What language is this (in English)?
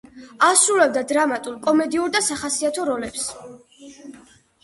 Georgian